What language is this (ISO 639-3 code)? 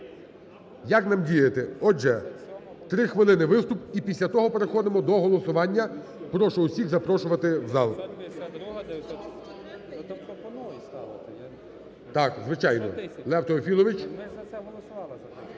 ukr